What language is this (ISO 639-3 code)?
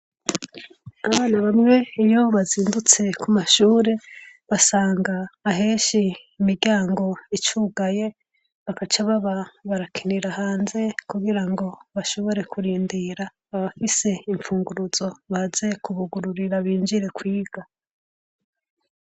run